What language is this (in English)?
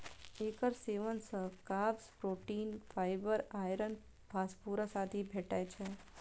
Maithili